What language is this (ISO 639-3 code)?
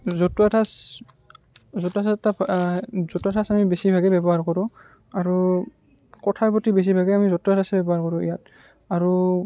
asm